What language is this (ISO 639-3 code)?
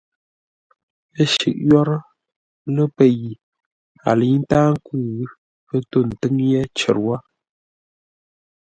nla